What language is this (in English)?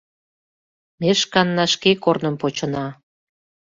Mari